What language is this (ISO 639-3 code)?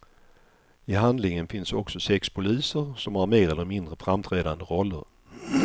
swe